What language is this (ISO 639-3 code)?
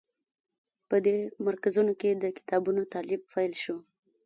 pus